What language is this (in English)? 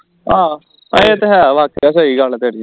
Punjabi